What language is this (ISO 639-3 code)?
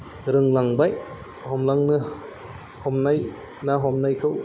brx